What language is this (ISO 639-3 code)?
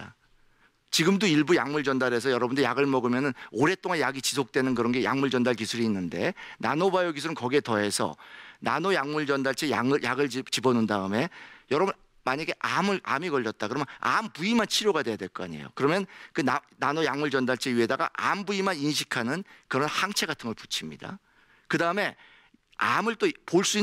kor